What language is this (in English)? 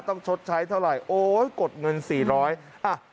Thai